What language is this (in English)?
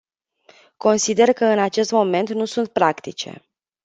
Romanian